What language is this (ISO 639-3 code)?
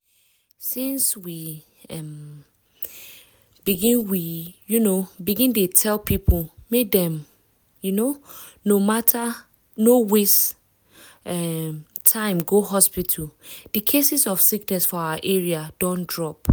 pcm